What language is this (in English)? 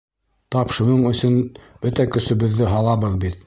Bashkir